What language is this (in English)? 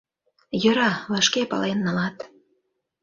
Mari